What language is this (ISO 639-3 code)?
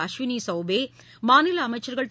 tam